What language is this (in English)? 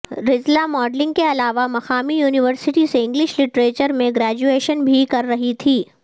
Urdu